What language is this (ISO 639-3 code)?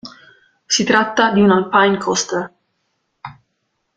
ita